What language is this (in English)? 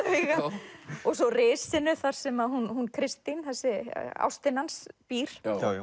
Icelandic